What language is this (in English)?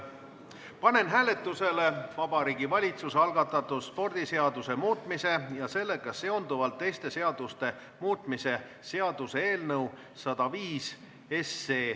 Estonian